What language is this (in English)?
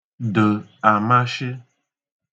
Igbo